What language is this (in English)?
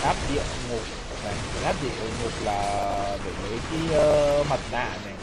Vietnamese